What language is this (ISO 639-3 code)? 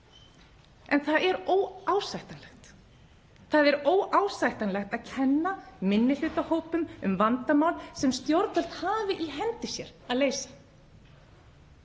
isl